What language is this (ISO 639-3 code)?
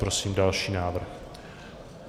ces